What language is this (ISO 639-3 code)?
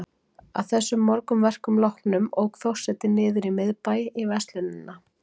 isl